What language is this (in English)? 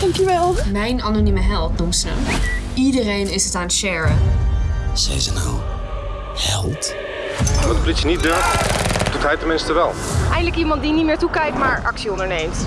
Dutch